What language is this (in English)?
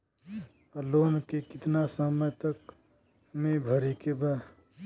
Bhojpuri